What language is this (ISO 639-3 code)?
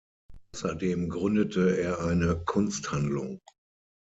deu